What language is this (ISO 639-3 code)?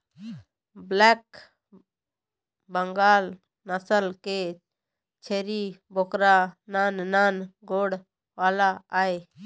hne